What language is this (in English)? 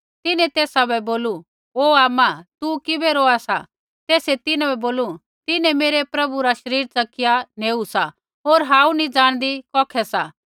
Kullu Pahari